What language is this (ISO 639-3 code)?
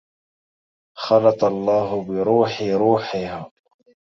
ara